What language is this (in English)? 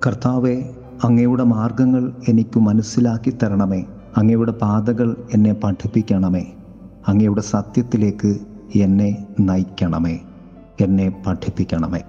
Malayalam